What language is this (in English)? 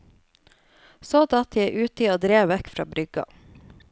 Norwegian